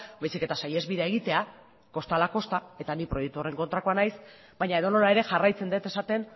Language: Basque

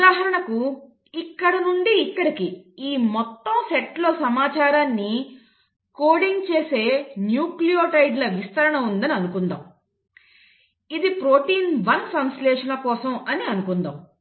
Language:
Telugu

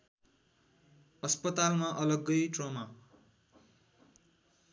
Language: Nepali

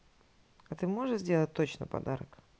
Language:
Russian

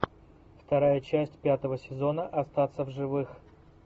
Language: Russian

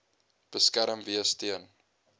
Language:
Afrikaans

